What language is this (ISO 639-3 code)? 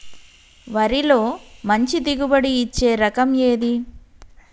tel